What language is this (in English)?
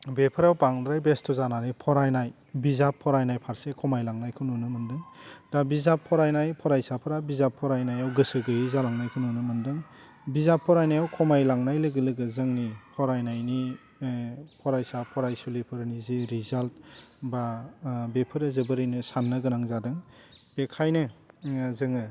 Bodo